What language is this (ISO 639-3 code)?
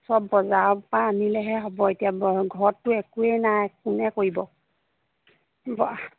asm